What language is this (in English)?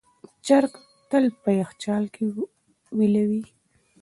Pashto